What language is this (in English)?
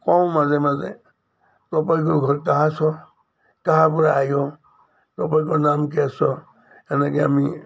Assamese